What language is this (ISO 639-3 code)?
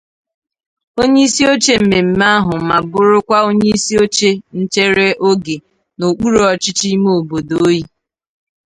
ibo